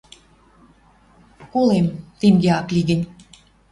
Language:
Western Mari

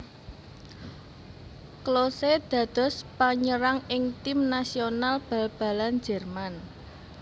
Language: Javanese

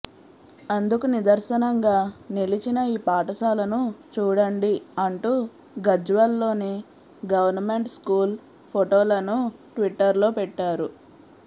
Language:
Telugu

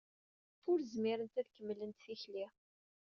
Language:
Kabyle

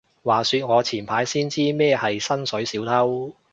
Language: Cantonese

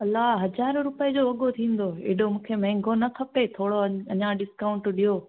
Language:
Sindhi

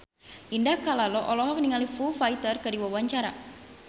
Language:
Sundanese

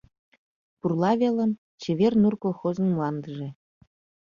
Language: Mari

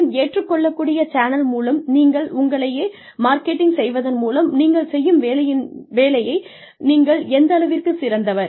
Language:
Tamil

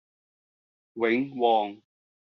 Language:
Cantonese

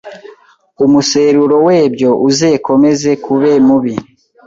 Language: Kinyarwanda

